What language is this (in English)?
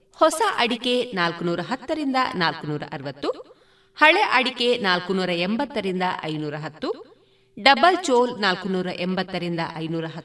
Kannada